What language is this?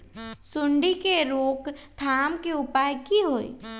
Magahi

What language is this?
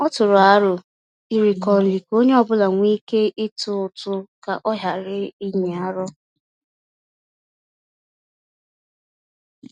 Igbo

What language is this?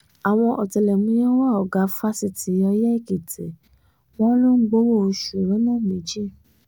Yoruba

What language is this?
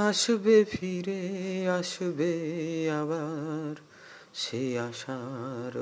Bangla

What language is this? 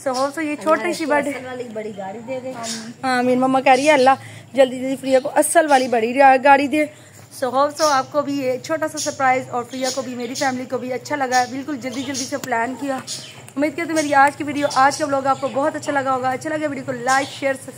Hindi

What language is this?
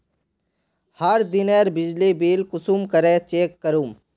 Magahi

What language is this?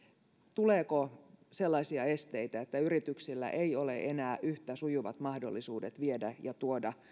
Finnish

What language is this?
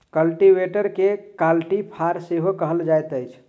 Maithili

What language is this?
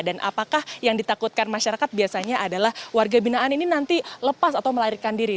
Indonesian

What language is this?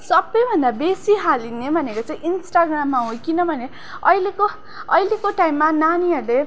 Nepali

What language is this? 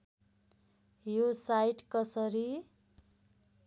Nepali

